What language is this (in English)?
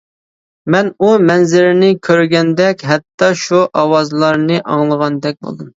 Uyghur